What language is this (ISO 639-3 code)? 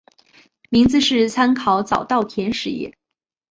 zho